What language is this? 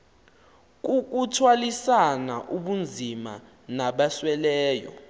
Xhosa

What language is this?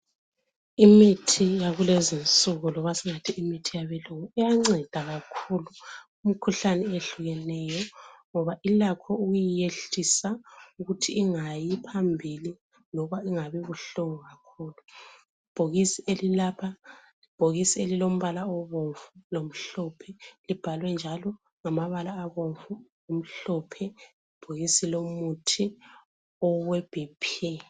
North Ndebele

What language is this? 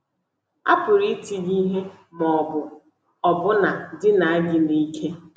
Igbo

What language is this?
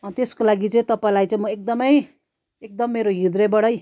Nepali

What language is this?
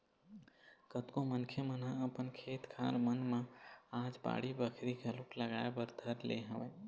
Chhattisgarhi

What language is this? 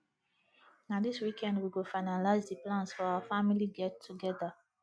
Nigerian Pidgin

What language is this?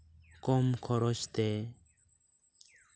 Santali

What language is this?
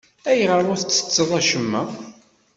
Kabyle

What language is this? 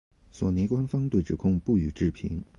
Chinese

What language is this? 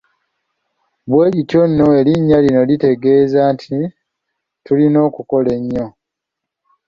Ganda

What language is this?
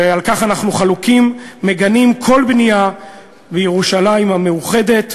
Hebrew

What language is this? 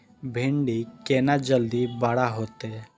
Maithili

